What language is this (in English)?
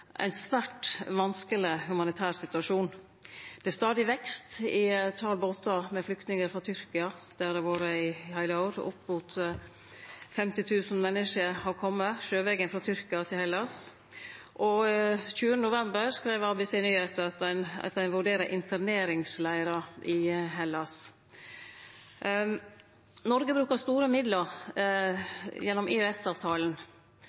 Norwegian Nynorsk